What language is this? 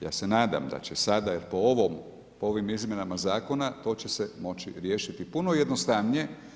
Croatian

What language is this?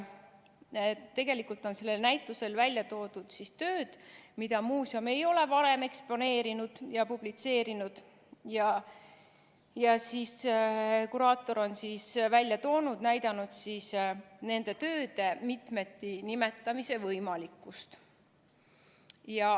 Estonian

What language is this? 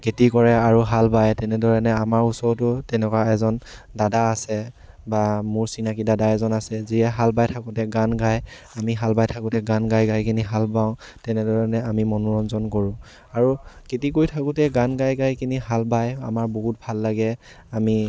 Assamese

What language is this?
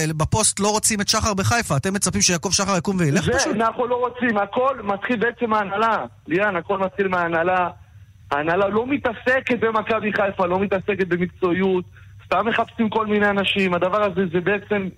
Hebrew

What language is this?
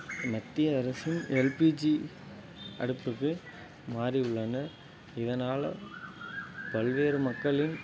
Tamil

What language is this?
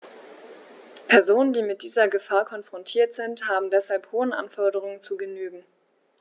German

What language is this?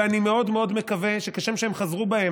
Hebrew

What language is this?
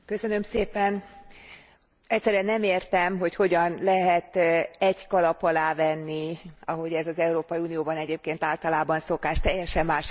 Hungarian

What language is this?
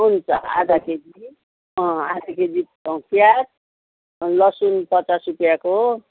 Nepali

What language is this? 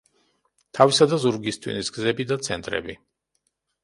Georgian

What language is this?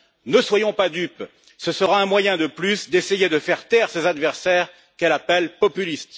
French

